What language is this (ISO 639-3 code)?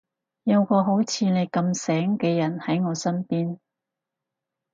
yue